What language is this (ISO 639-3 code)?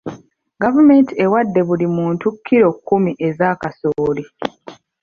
lug